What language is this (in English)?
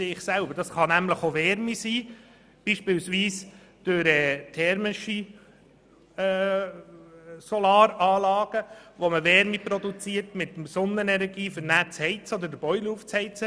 Swiss German